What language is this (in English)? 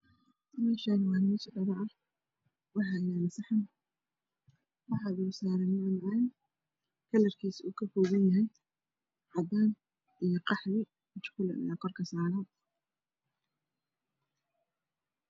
Somali